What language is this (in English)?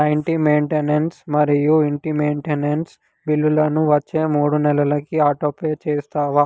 Telugu